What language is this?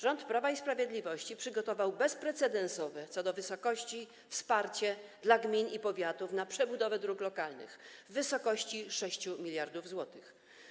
Polish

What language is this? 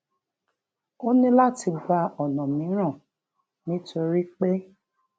Yoruba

